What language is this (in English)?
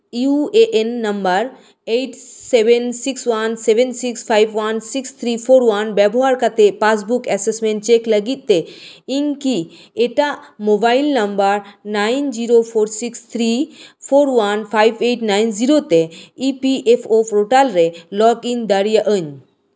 Santali